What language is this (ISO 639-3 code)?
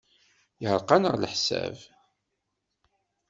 kab